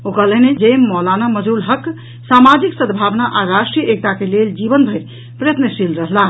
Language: Maithili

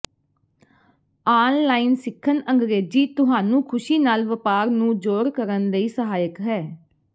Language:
Punjabi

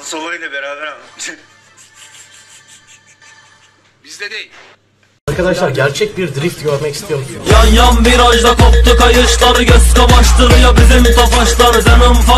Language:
Turkish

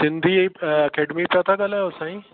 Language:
Sindhi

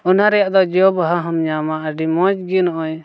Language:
Santali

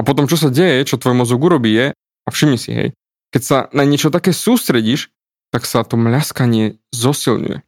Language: Slovak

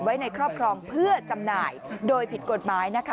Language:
Thai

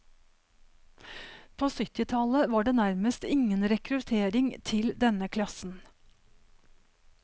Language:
Norwegian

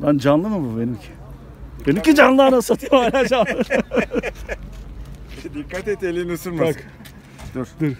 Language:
Turkish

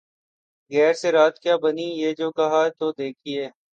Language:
Urdu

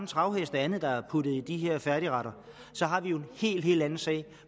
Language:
Danish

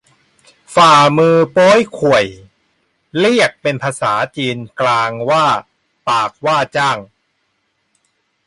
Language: Thai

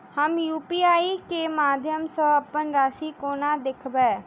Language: Maithili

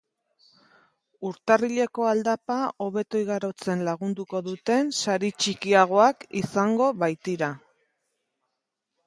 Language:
Basque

